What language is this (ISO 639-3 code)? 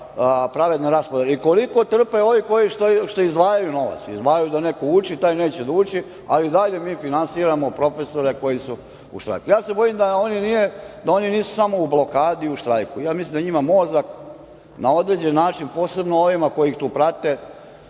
srp